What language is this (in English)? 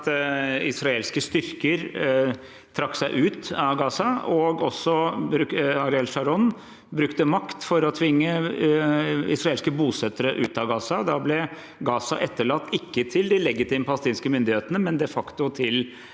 Norwegian